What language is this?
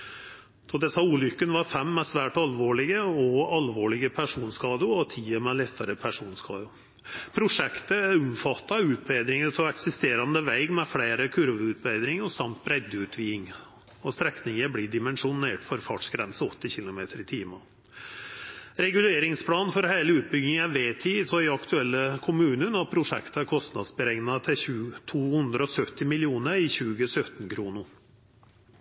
Norwegian Nynorsk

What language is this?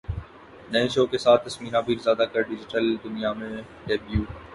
Urdu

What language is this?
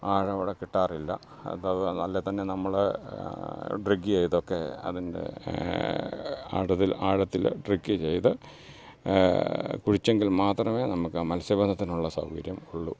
Malayalam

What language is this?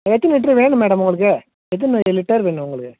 Tamil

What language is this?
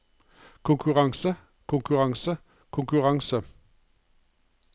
Norwegian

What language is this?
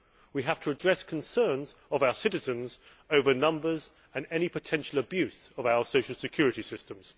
English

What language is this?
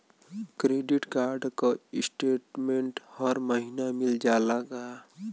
Bhojpuri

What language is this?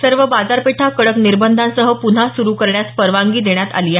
Marathi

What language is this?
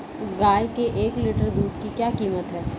Hindi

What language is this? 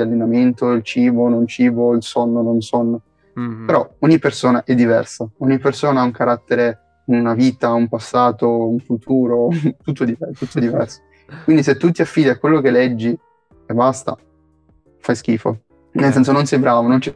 Italian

